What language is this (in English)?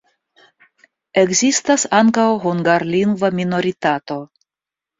Esperanto